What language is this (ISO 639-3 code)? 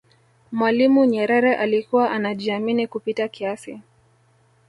swa